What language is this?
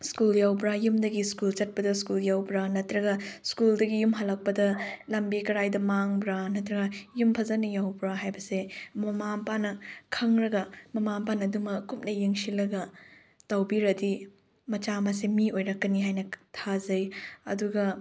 Manipuri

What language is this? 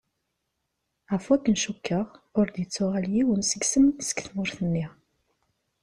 Kabyle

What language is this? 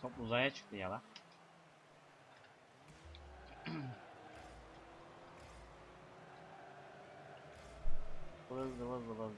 Turkish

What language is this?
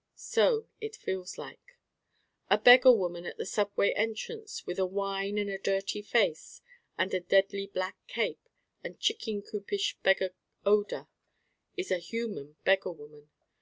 English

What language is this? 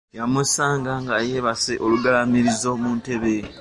Ganda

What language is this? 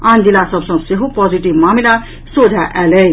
Maithili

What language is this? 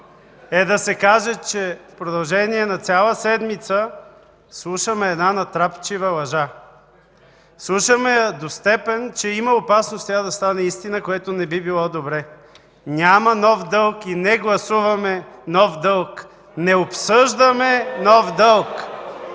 Bulgarian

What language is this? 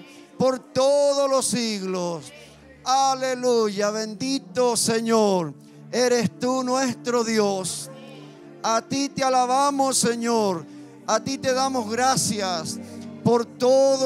Spanish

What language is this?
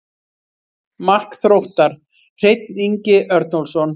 Icelandic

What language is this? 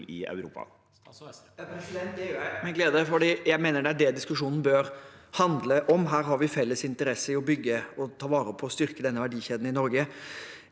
Norwegian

